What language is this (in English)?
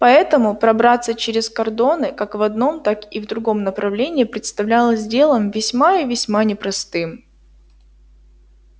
Russian